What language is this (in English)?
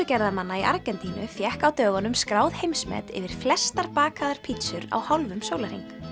Icelandic